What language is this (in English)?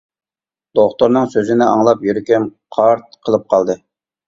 Uyghur